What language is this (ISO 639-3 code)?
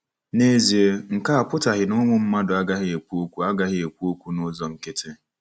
ibo